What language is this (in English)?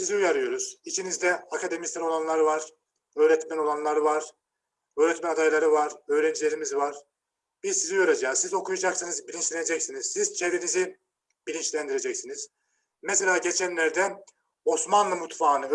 Turkish